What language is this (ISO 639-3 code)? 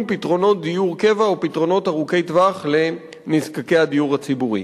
heb